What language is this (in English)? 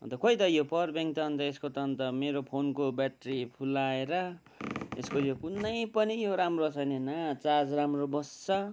Nepali